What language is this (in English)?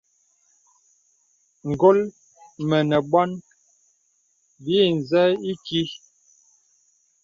Bebele